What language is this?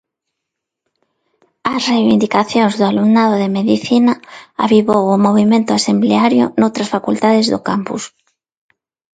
Galician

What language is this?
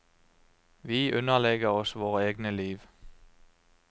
Norwegian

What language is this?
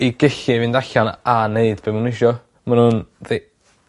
Welsh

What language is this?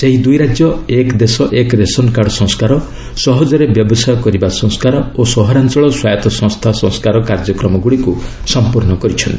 Odia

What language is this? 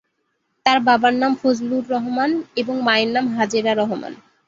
Bangla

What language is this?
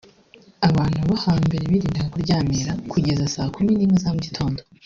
Kinyarwanda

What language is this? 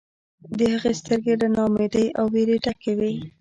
Pashto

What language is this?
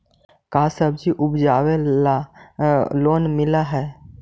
Magahi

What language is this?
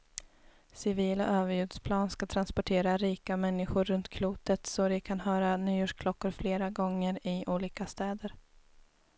Swedish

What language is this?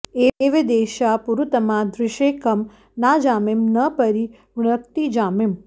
Sanskrit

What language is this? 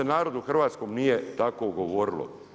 Croatian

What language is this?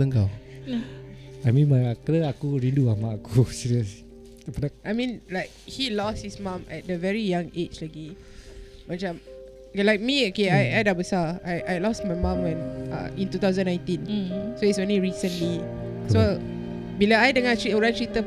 Malay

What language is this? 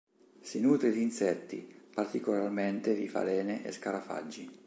Italian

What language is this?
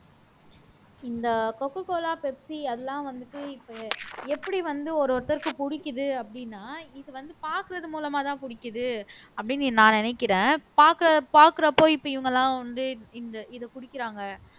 Tamil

